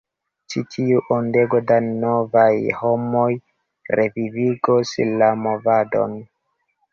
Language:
Esperanto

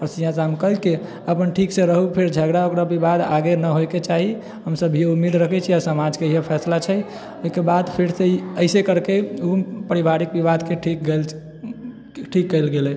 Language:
Maithili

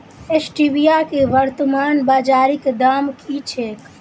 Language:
Maithili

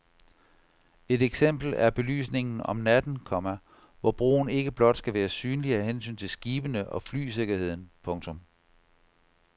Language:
Danish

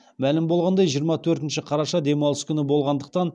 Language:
Kazakh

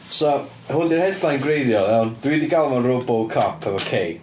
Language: Welsh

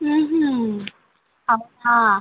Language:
Telugu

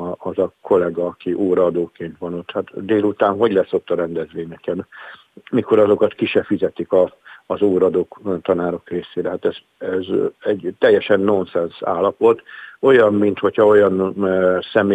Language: Hungarian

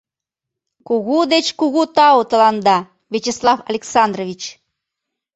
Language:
Mari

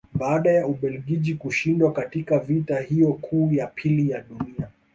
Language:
Swahili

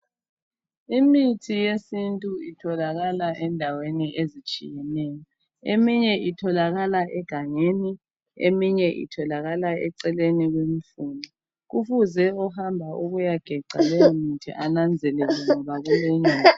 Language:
North Ndebele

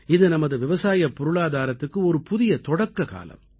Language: Tamil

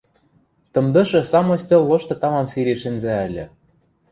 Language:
Western Mari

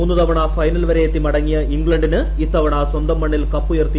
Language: Malayalam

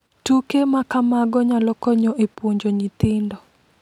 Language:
Luo (Kenya and Tanzania)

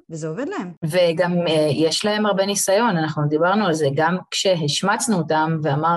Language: Hebrew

